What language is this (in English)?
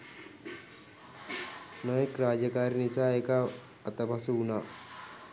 Sinhala